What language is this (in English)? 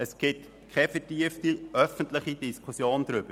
Swiss German